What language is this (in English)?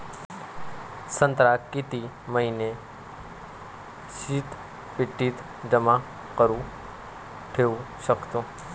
Marathi